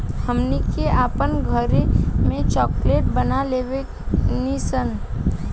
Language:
Bhojpuri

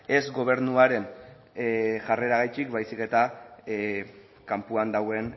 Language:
Basque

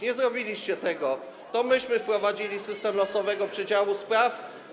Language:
Polish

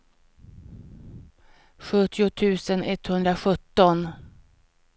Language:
Swedish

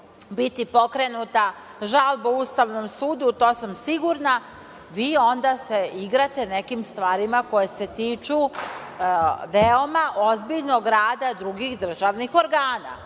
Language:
Serbian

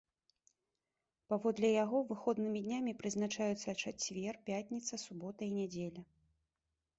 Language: Belarusian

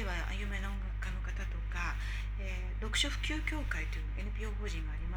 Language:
Japanese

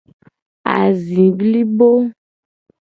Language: Gen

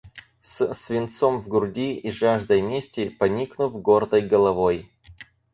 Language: Russian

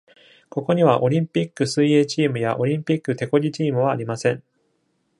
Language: Japanese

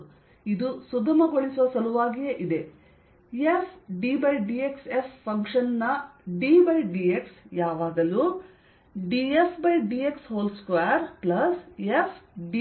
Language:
Kannada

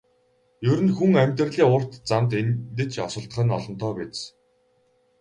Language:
Mongolian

